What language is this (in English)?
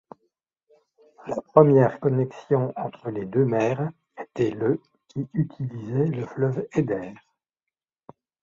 French